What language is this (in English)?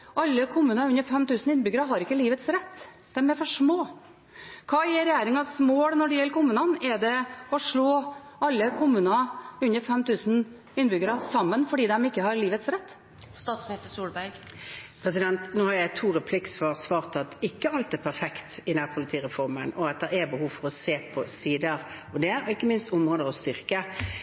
Norwegian Bokmål